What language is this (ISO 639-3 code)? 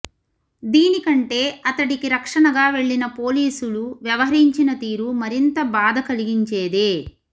tel